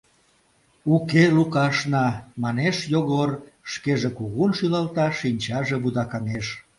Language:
Mari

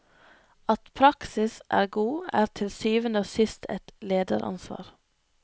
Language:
Norwegian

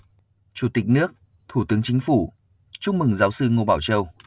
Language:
Vietnamese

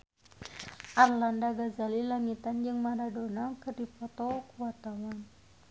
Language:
Sundanese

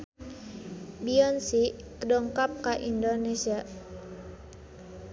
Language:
Sundanese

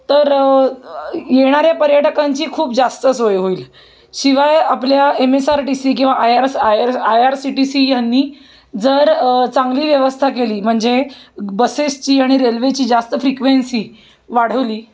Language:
Marathi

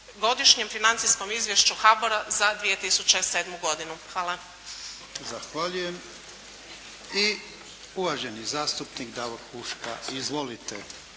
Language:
Croatian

